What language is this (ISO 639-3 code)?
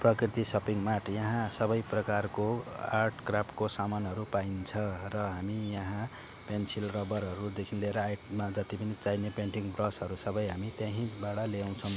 nep